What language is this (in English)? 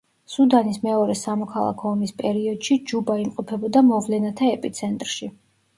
Georgian